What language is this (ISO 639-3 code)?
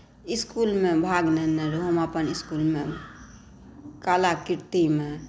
mai